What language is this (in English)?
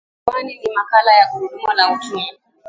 Swahili